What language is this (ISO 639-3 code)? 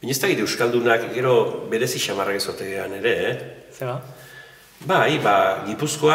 ita